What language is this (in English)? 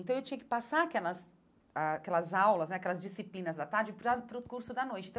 Portuguese